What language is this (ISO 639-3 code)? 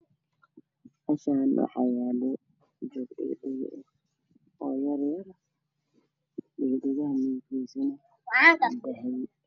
som